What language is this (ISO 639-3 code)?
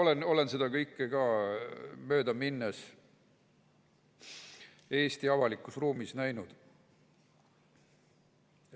est